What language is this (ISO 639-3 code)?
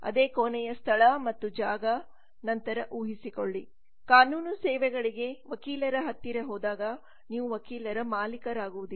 kan